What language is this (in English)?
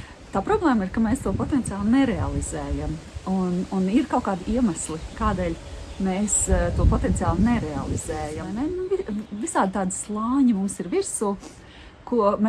Latvian